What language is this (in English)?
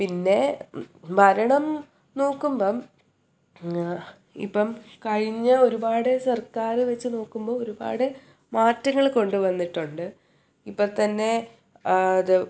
Malayalam